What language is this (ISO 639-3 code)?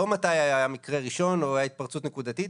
heb